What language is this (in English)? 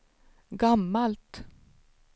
Swedish